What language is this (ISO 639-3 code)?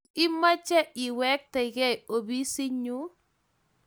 kln